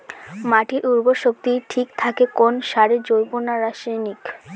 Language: Bangla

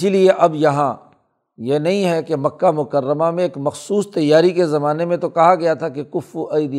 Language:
Urdu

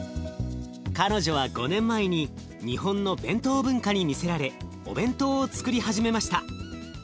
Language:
Japanese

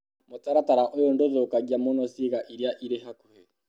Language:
Kikuyu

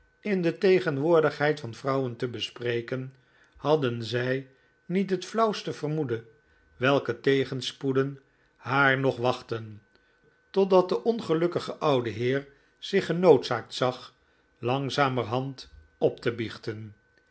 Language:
Dutch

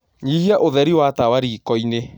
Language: Kikuyu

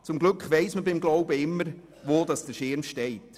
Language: Swiss German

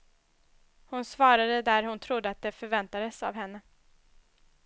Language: Swedish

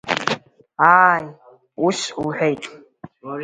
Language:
Abkhazian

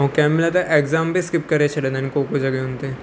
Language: Sindhi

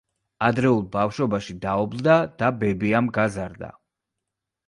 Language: Georgian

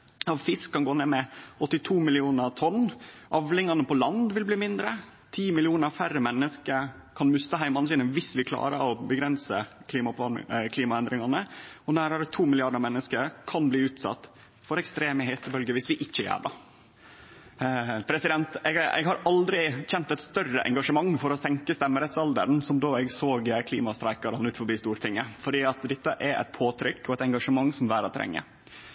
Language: Norwegian Nynorsk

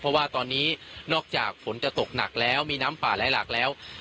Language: Thai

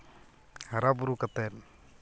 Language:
Santali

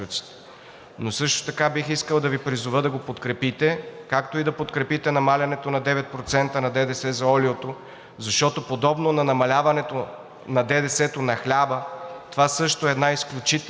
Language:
Bulgarian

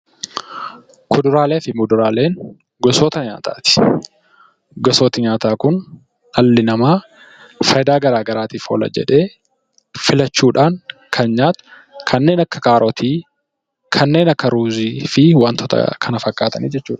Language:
Oromo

